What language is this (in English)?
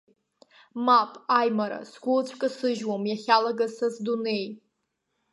Abkhazian